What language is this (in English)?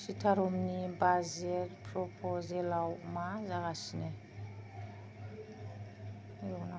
Bodo